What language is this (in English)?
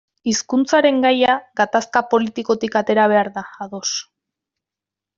Basque